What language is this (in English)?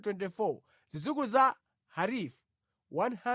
Nyanja